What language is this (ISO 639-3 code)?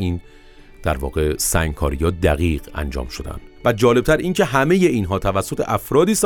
fas